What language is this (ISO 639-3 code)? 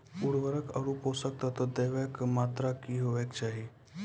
mai